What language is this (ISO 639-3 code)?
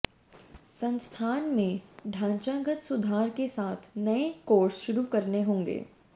hin